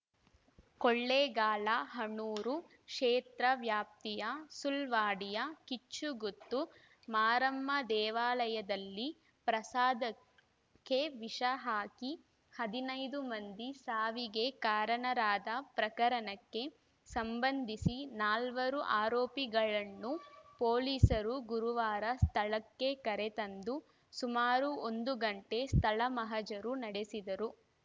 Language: Kannada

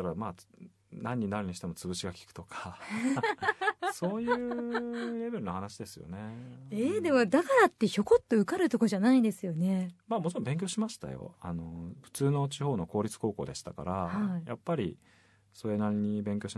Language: Japanese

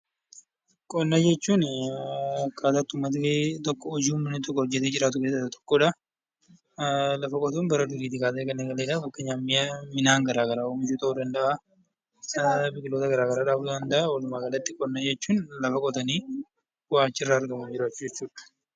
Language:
Oromo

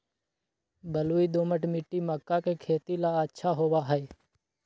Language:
Magahi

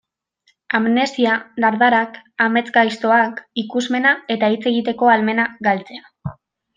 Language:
Basque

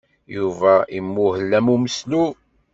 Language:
Kabyle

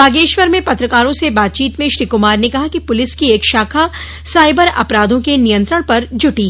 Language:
Hindi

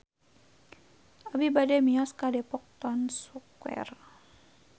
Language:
Sundanese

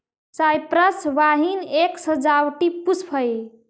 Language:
Magahi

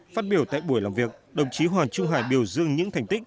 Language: Vietnamese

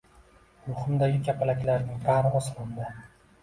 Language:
Uzbek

